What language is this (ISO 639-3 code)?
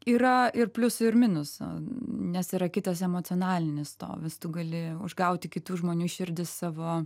lit